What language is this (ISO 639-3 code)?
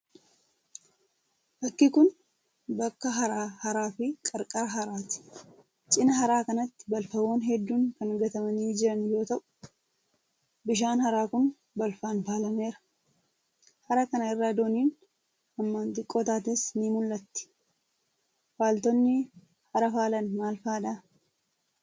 orm